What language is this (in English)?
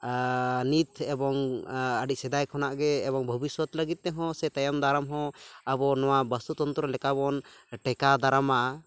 Santali